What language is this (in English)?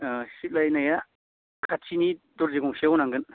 Bodo